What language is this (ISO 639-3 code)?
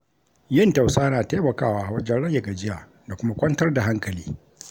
hau